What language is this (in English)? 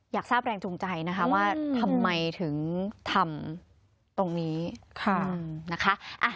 Thai